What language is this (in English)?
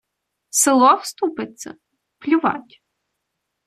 Ukrainian